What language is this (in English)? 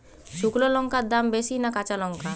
Bangla